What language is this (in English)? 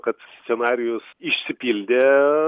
Lithuanian